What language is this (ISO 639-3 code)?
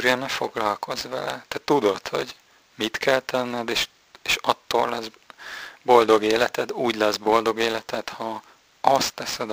hun